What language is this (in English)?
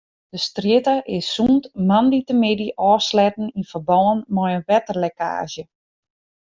Western Frisian